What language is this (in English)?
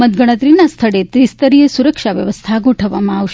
Gujarati